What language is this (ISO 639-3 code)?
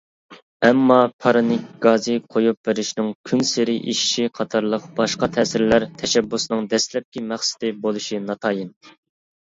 uig